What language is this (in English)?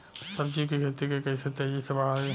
Bhojpuri